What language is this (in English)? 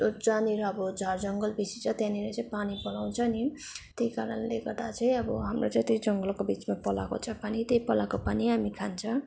Nepali